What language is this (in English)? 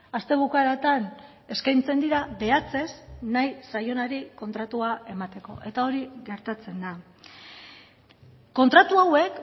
Basque